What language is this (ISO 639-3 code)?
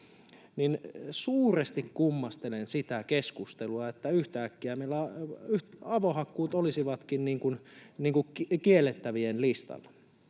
fin